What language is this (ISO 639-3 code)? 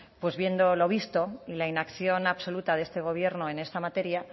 spa